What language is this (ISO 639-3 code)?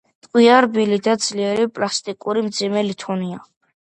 kat